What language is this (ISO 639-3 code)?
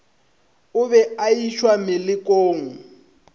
nso